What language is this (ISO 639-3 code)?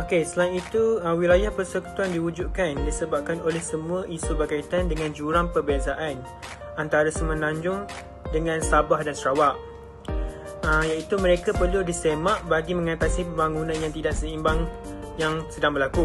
msa